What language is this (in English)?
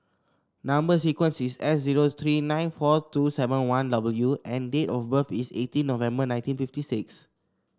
English